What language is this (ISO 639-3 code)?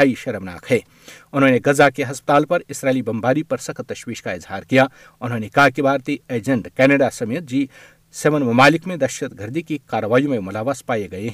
urd